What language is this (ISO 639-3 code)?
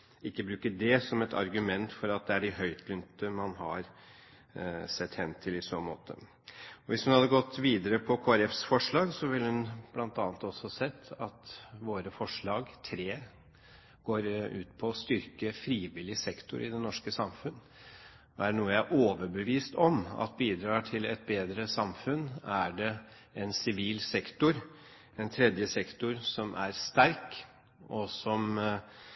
nob